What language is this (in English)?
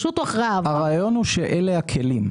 Hebrew